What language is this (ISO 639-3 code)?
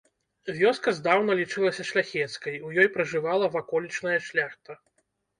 bel